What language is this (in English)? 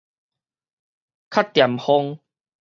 Min Nan Chinese